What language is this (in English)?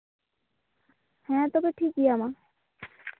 Santali